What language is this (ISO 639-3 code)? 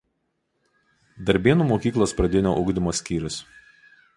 lit